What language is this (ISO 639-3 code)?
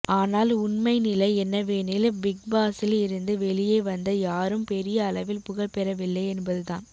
tam